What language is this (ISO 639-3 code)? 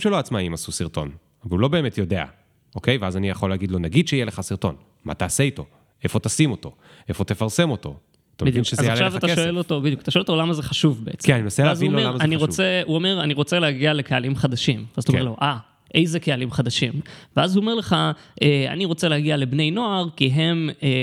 heb